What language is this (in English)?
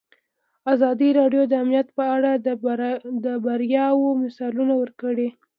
Pashto